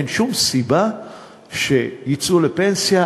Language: Hebrew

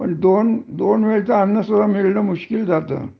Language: Marathi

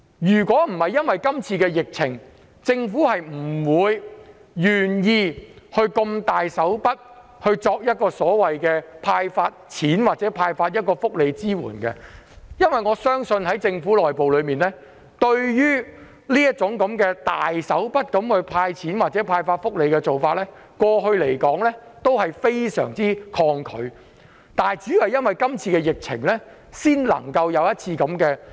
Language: Cantonese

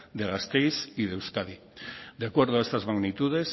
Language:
Spanish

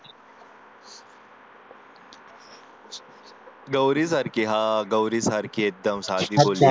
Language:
Marathi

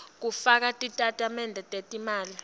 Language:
Swati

